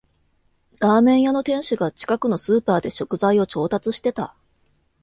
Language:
Japanese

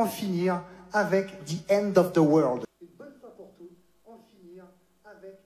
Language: French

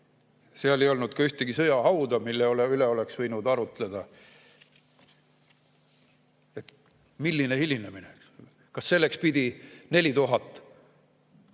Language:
Estonian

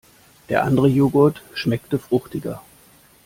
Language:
German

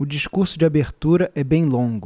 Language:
Portuguese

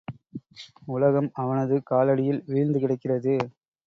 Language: Tamil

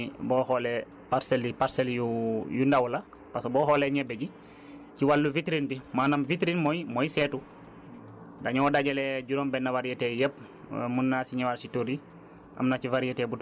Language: Wolof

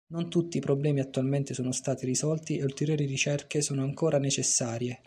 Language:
Italian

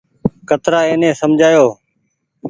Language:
Goaria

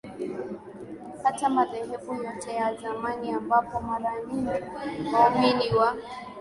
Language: Swahili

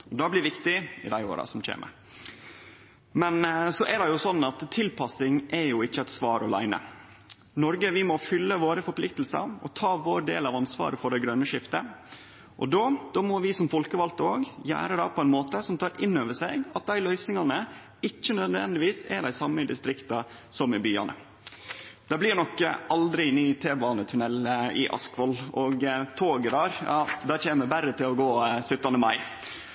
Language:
Norwegian Nynorsk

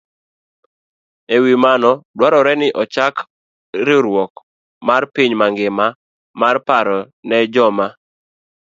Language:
Luo (Kenya and Tanzania)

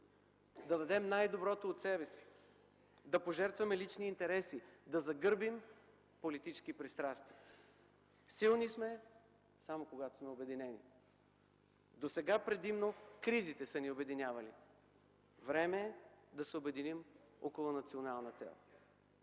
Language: Bulgarian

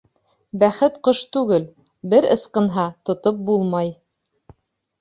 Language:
Bashkir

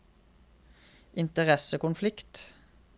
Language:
Norwegian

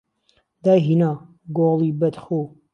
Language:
Central Kurdish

